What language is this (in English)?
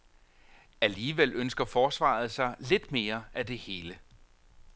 Danish